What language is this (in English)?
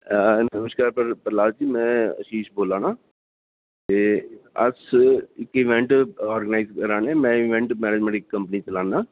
Dogri